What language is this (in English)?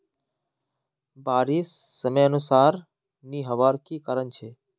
Magahi